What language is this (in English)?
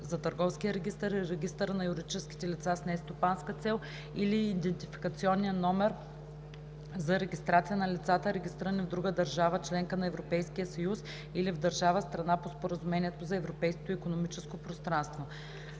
Bulgarian